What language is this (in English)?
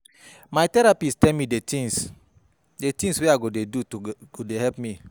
Nigerian Pidgin